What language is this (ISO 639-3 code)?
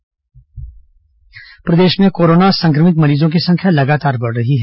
hin